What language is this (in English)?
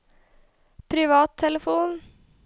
Norwegian